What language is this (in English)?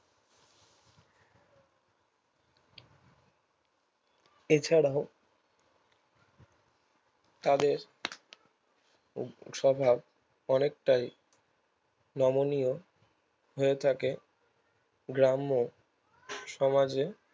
Bangla